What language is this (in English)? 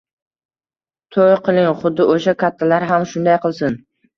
Uzbek